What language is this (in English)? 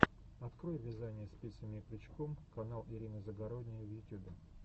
Russian